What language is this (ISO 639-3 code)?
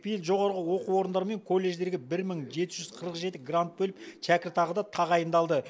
kaz